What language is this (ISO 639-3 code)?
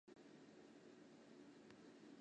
zho